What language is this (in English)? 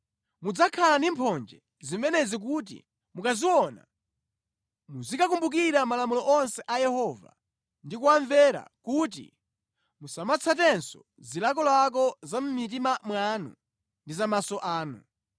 Nyanja